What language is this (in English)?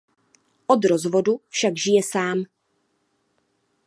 Czech